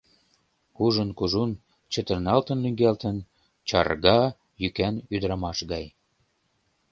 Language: Mari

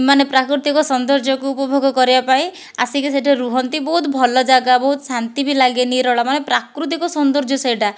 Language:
Odia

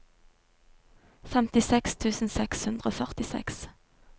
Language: Norwegian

